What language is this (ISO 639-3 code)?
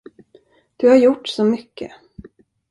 swe